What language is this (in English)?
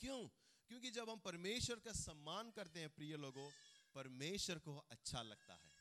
Hindi